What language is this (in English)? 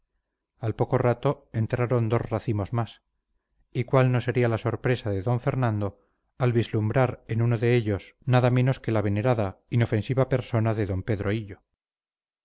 Spanish